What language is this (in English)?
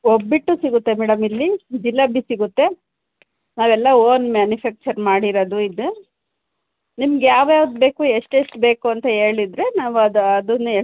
Kannada